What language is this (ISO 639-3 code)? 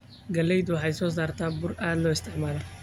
som